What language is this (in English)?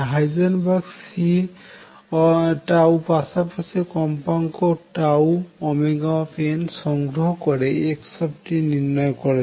Bangla